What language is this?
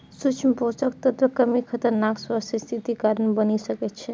Maithili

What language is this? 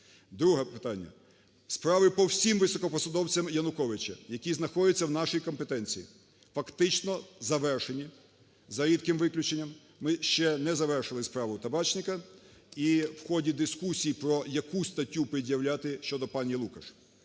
Ukrainian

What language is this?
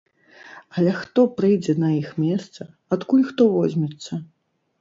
Belarusian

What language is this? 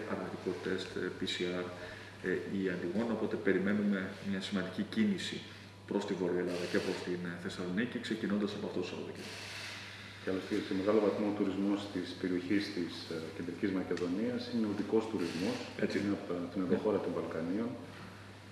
Greek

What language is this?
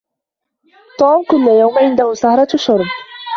Arabic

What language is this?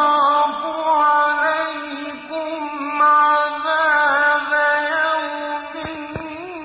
Arabic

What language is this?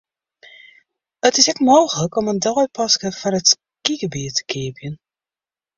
Western Frisian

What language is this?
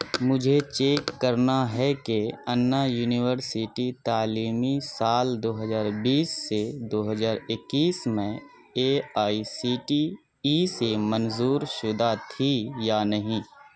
Urdu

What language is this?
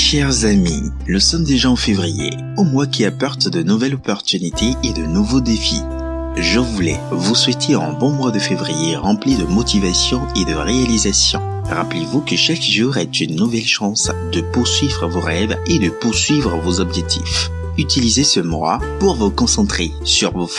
French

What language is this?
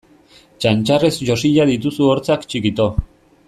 Basque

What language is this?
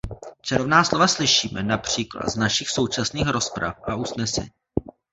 Czech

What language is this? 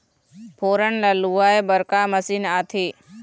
Chhattisgarhi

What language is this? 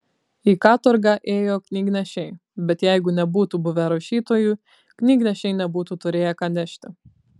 Lithuanian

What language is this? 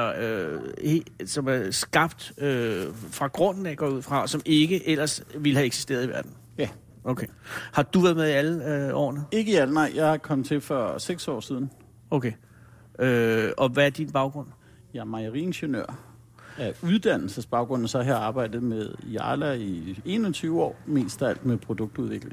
Danish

